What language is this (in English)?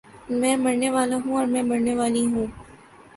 Urdu